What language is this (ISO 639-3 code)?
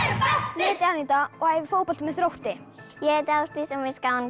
isl